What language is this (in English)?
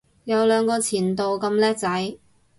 Cantonese